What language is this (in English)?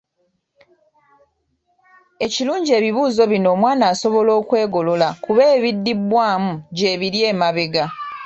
Ganda